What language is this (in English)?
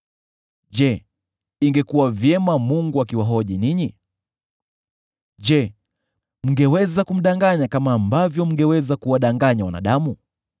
Swahili